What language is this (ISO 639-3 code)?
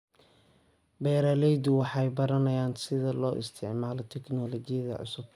som